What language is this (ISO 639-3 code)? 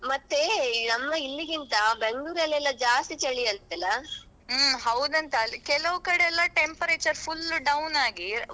kan